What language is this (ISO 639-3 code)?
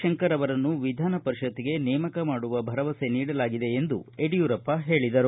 kan